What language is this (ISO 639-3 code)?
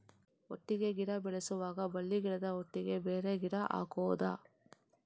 kan